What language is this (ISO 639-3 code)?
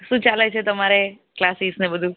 guj